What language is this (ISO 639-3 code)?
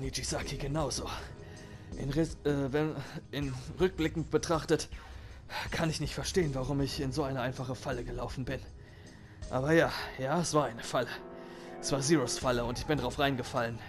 deu